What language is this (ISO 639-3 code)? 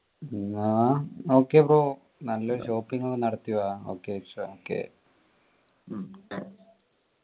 mal